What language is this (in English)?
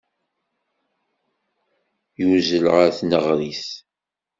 Kabyle